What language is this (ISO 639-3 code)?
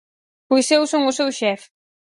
glg